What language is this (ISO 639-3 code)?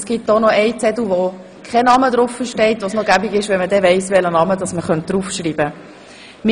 gsw